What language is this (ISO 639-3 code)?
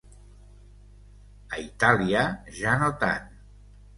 cat